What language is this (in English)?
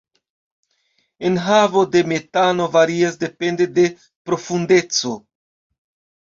Esperanto